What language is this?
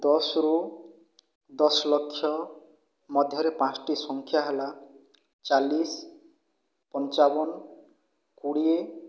Odia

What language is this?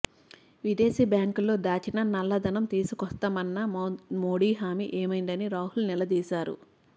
Telugu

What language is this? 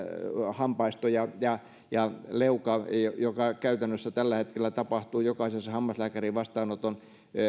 Finnish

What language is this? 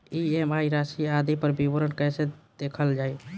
Bhojpuri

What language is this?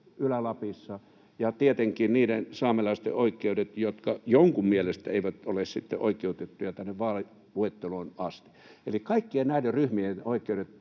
Finnish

